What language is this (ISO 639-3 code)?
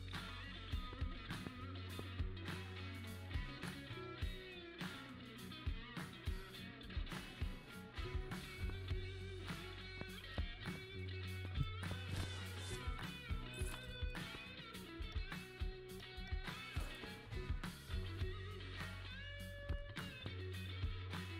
tur